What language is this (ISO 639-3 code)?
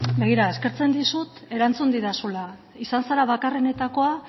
eus